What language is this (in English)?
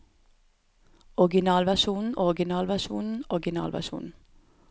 Norwegian